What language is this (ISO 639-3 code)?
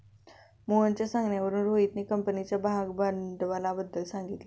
mar